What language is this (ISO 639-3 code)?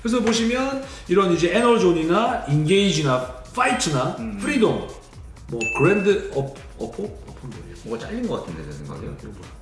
kor